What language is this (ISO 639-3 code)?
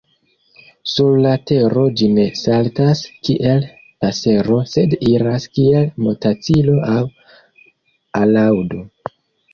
epo